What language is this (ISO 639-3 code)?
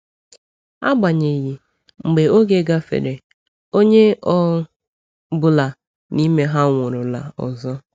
ibo